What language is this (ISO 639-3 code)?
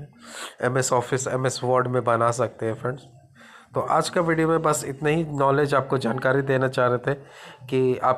hin